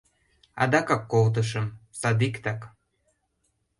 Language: Mari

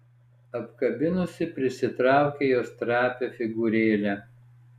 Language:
Lithuanian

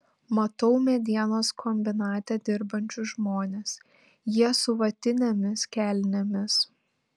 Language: Lithuanian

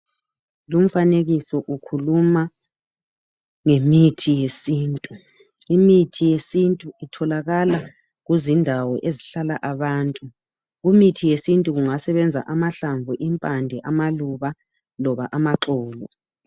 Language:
North Ndebele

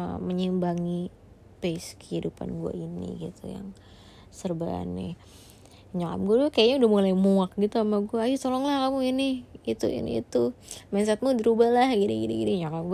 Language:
Indonesian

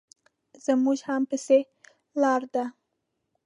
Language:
Pashto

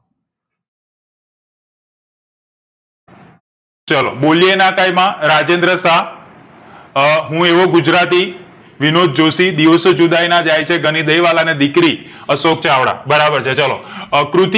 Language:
Gujarati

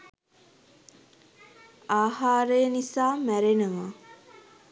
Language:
Sinhala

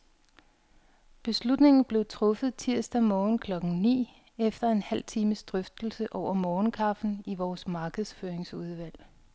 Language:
Danish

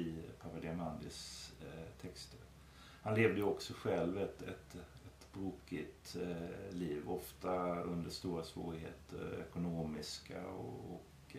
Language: Swedish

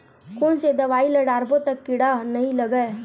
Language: Chhattisgarhi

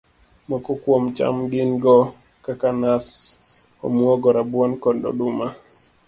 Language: Luo (Kenya and Tanzania)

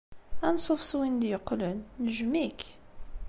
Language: Kabyle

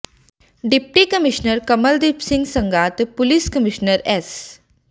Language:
Punjabi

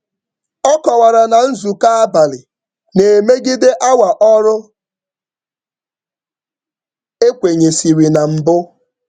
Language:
Igbo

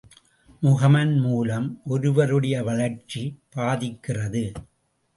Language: Tamil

